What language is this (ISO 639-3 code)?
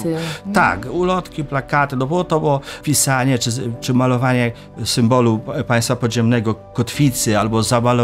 pol